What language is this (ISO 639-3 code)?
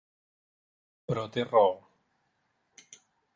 cat